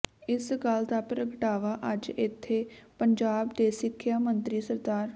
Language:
Punjabi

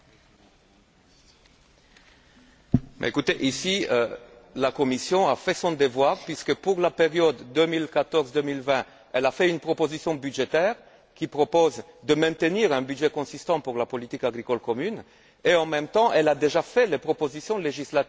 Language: French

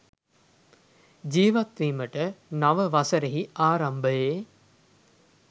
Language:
Sinhala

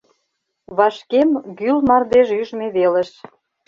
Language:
Mari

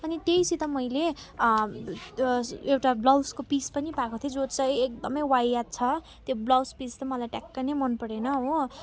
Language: Nepali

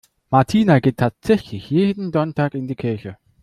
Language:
German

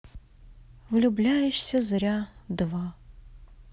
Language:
Russian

